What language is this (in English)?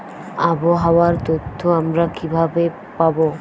Bangla